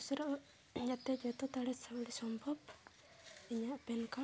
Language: Santali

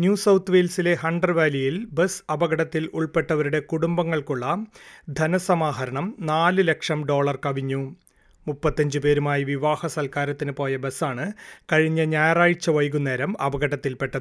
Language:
Malayalam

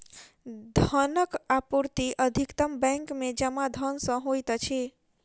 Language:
Maithili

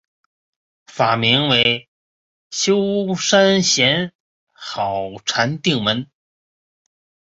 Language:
Chinese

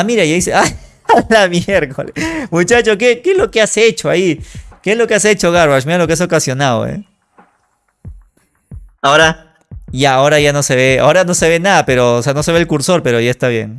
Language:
Spanish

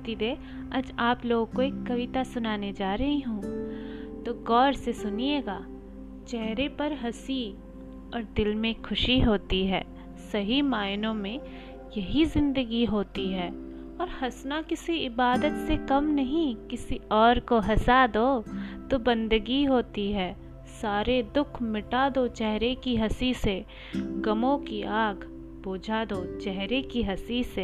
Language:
Hindi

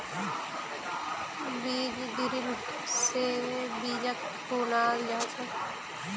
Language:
Magahi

